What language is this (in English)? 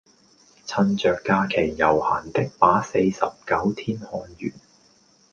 Cantonese